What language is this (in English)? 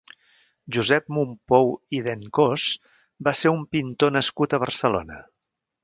Catalan